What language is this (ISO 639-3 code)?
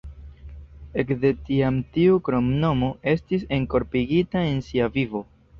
epo